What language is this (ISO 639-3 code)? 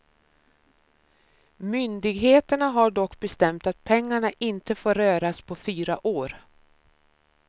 swe